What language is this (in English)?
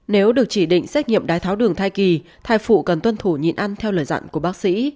Vietnamese